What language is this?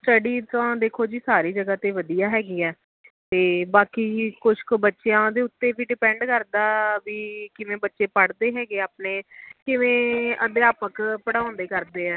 Punjabi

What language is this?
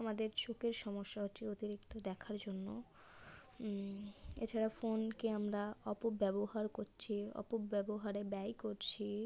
Bangla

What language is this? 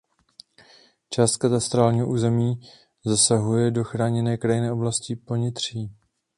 Czech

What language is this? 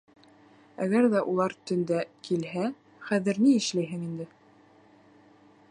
Bashkir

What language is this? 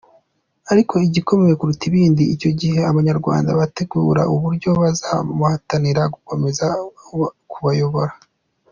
Kinyarwanda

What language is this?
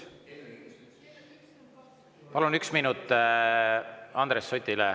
Estonian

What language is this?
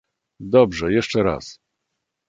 Polish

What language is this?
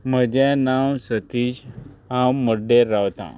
Konkani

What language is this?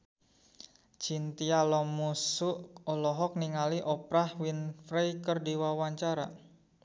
Sundanese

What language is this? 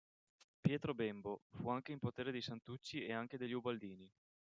Italian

